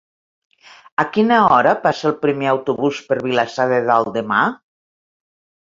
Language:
Catalan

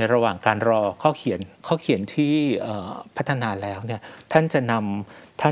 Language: Thai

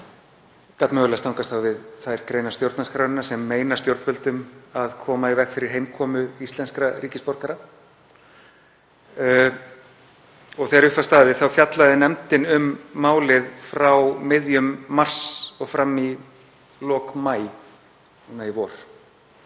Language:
Icelandic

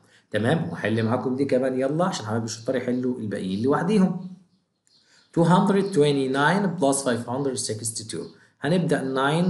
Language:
Arabic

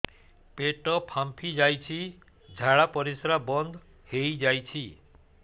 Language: Odia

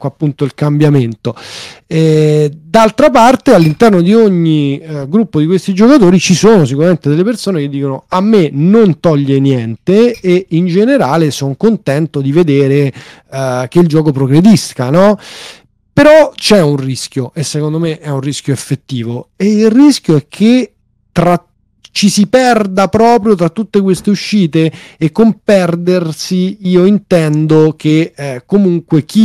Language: Italian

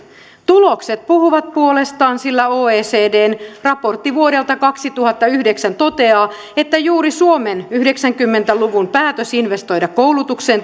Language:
Finnish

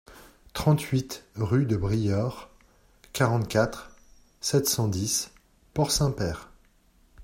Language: French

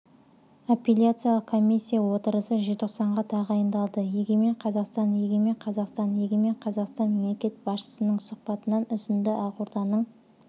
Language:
Kazakh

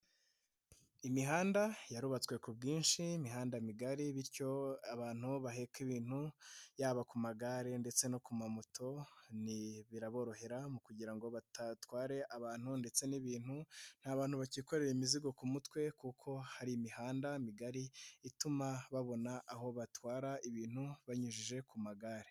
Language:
Kinyarwanda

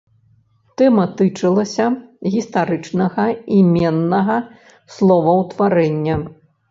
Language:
Belarusian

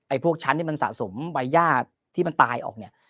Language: Thai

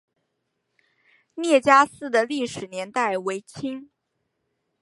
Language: Chinese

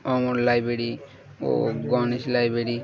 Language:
Bangla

